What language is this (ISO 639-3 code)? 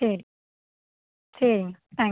tam